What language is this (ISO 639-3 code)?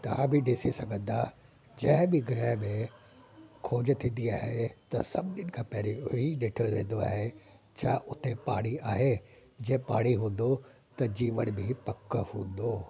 snd